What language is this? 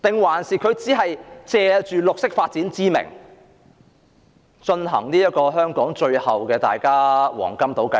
Cantonese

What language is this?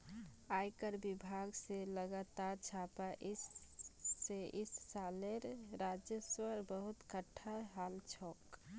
Magahi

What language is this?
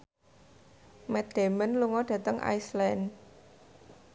Javanese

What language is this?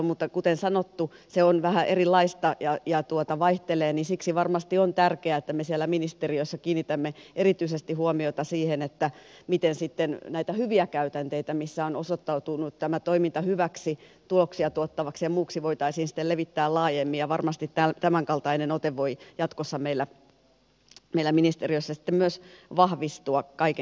Finnish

